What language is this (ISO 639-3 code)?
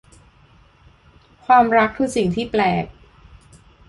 tha